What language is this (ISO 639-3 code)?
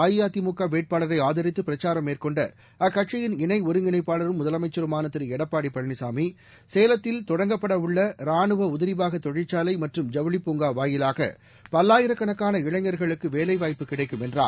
tam